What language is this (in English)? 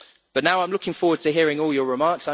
English